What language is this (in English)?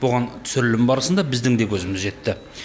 Kazakh